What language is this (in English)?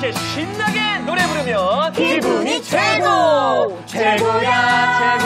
Korean